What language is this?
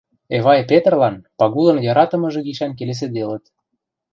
Western Mari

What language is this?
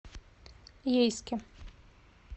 Russian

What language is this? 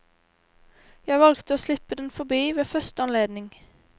Norwegian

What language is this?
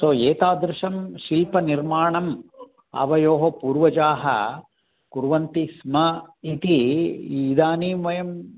Sanskrit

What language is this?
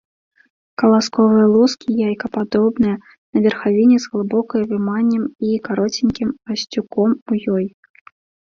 Belarusian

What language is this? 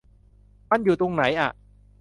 Thai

